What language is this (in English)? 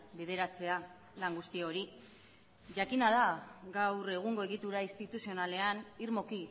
Basque